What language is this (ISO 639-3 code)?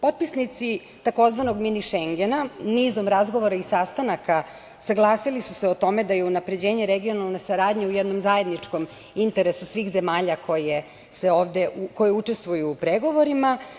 srp